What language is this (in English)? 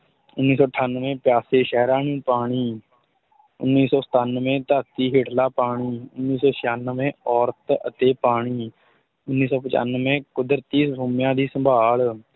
Punjabi